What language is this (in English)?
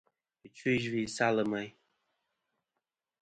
Kom